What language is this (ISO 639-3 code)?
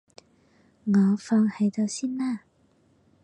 yue